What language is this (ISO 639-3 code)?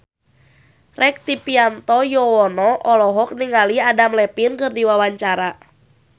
sun